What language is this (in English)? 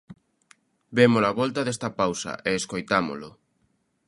Galician